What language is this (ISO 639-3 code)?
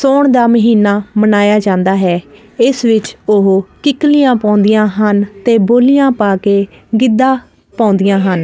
pan